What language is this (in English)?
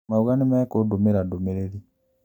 Kikuyu